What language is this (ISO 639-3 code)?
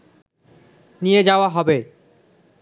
ben